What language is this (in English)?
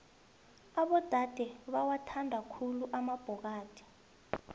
South Ndebele